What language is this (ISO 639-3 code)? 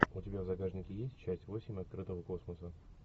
rus